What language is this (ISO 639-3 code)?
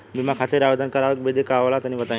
bho